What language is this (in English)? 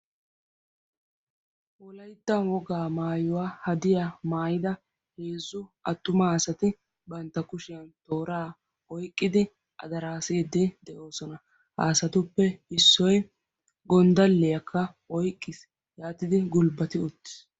Wolaytta